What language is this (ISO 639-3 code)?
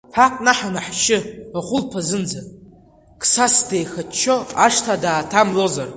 abk